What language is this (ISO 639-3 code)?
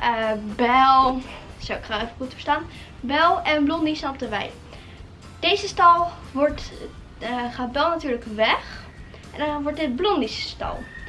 nld